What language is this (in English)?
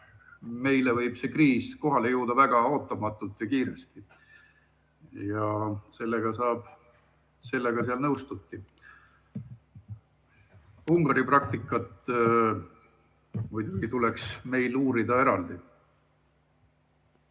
Estonian